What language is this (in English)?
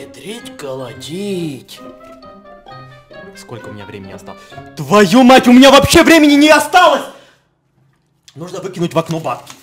Russian